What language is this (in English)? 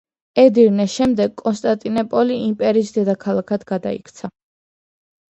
Georgian